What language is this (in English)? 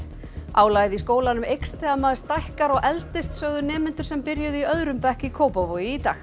Icelandic